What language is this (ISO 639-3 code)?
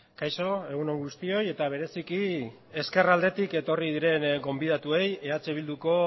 eus